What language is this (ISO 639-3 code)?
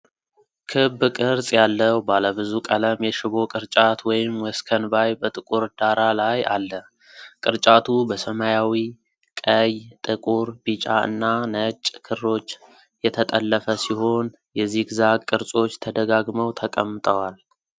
amh